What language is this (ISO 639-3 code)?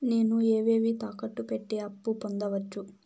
tel